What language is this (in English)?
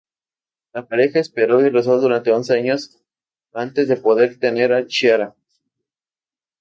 Spanish